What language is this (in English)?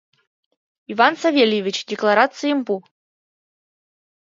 Mari